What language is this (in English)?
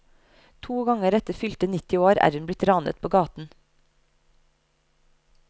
Norwegian